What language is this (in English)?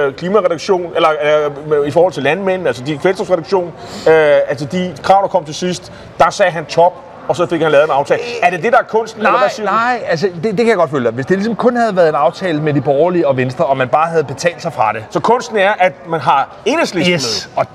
Danish